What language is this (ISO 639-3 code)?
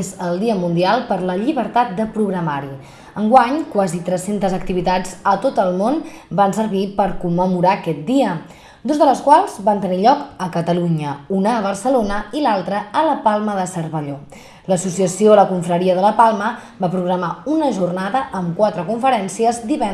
cat